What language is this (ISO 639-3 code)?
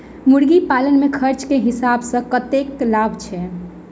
mai